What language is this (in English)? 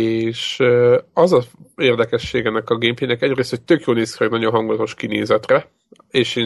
Hungarian